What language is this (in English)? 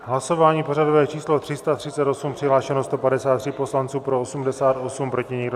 Czech